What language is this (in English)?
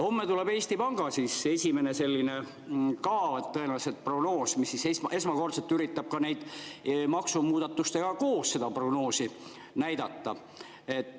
Estonian